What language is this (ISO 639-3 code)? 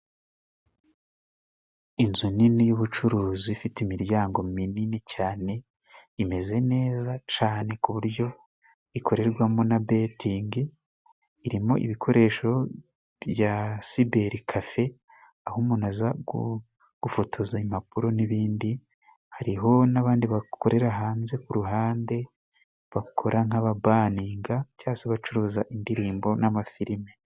kin